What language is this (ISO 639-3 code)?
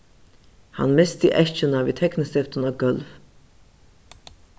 fao